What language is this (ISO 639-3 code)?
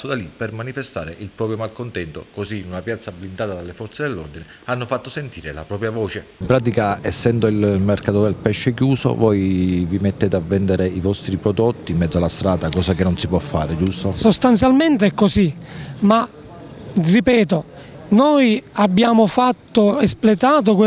ita